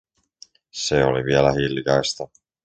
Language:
Finnish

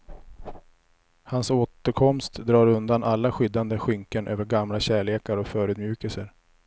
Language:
Swedish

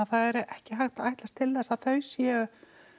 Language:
Icelandic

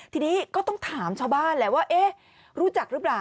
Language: Thai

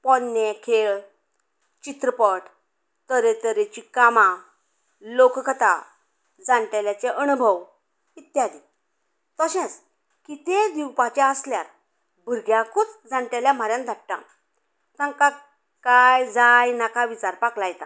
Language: Konkani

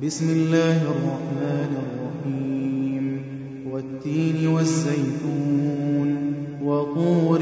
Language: Arabic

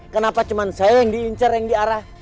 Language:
Indonesian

